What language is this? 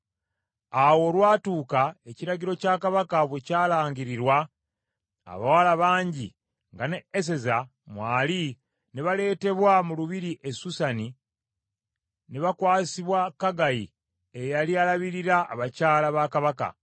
Ganda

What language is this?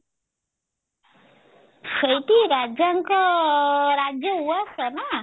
Odia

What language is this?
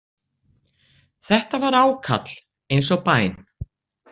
Icelandic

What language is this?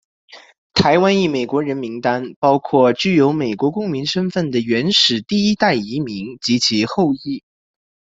Chinese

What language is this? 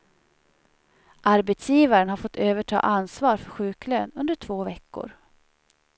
Swedish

